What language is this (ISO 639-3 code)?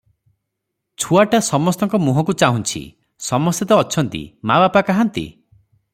ori